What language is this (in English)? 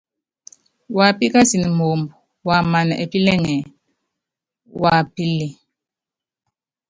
Yangben